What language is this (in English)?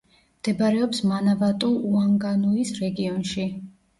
Georgian